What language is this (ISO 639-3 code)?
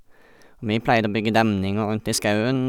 nor